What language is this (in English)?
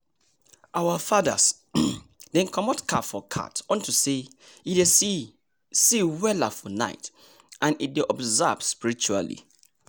Nigerian Pidgin